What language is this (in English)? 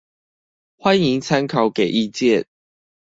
Chinese